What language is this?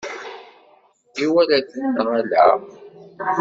Kabyle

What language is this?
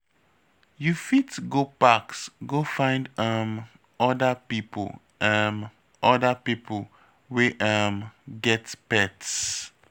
Nigerian Pidgin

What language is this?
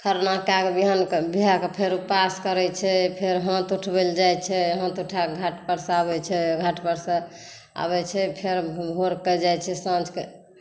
Maithili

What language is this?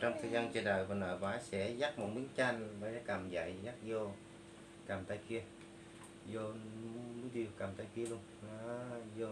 Vietnamese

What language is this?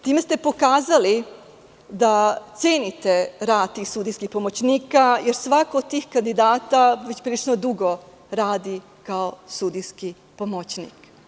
Serbian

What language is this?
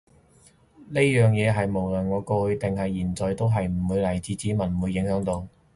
Cantonese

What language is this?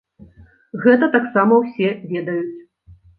Belarusian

